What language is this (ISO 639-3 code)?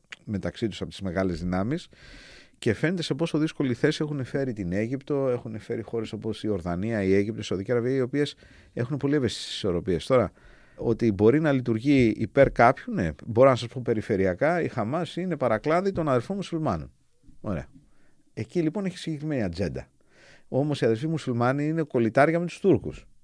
ell